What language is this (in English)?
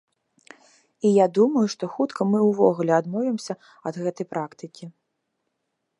Belarusian